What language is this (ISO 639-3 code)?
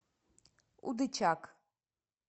rus